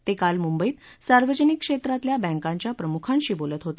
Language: Marathi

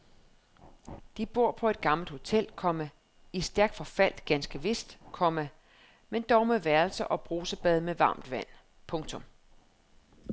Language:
Danish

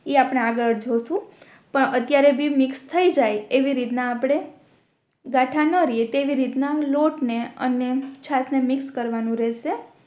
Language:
Gujarati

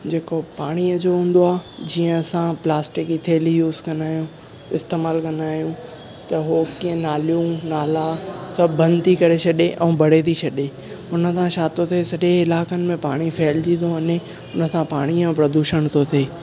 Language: Sindhi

